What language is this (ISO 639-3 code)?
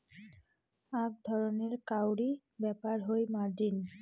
ben